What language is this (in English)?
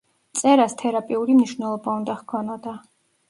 Georgian